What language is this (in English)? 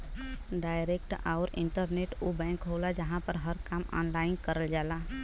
Bhojpuri